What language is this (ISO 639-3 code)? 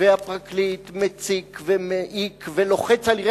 heb